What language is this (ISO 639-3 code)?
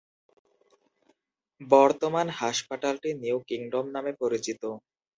ben